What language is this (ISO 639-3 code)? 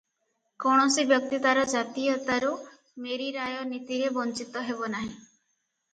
ori